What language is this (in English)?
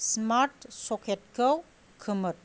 Bodo